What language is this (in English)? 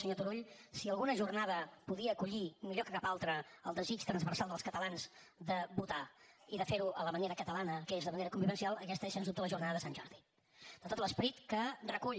Catalan